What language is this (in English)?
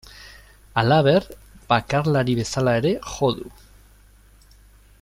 Basque